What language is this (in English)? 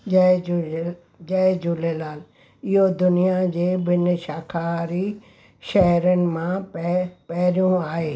Sindhi